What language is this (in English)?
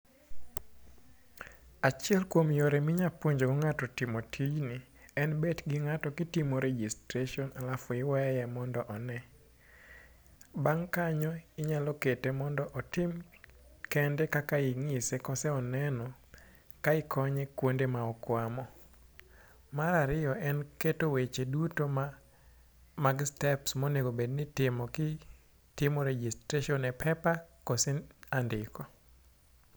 Luo (Kenya and Tanzania)